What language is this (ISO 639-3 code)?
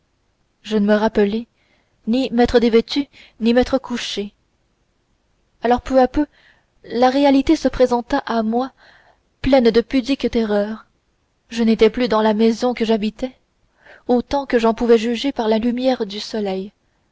fra